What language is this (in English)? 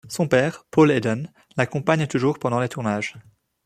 French